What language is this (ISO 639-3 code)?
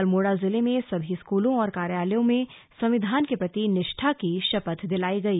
hin